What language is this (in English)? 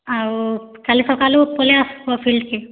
Odia